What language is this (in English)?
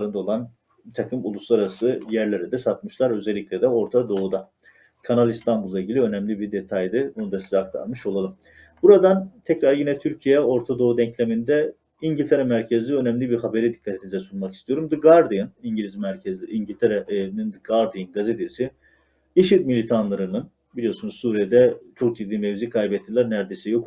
Turkish